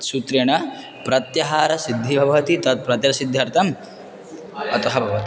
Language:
Sanskrit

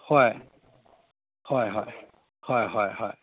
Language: Manipuri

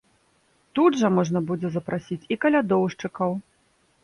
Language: Belarusian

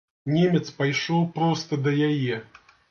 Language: Belarusian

